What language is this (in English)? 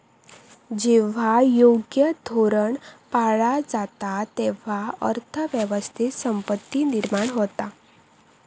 Marathi